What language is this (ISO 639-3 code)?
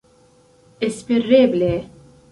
epo